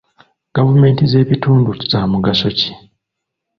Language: Ganda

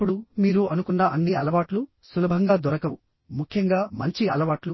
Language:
Telugu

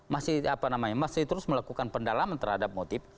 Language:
Indonesian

